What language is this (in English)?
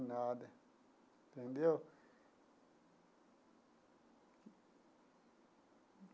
Portuguese